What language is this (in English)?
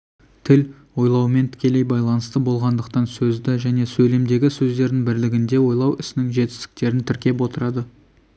Kazakh